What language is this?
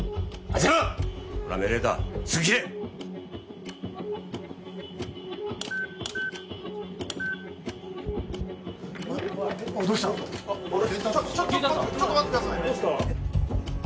Japanese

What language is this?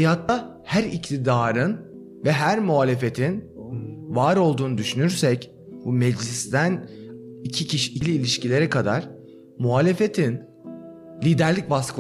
Turkish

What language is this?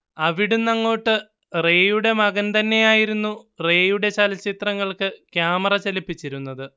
Malayalam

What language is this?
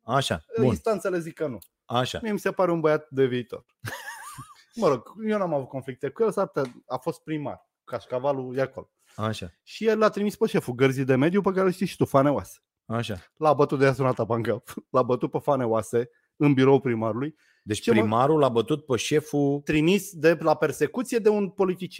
Romanian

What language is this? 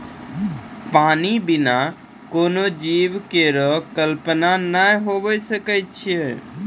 Maithili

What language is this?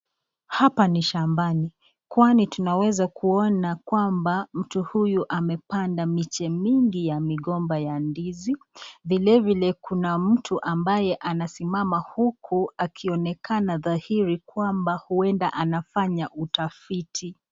Swahili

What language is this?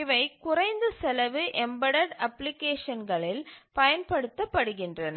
Tamil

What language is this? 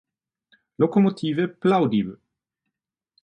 German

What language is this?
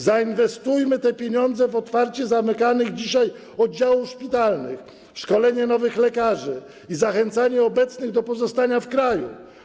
Polish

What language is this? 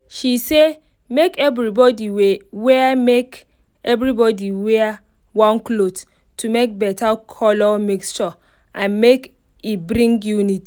Nigerian Pidgin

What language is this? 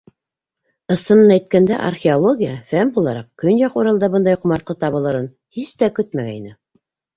Bashkir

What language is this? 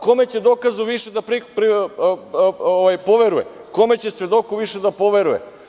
Serbian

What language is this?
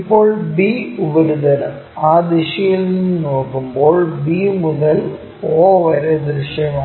Malayalam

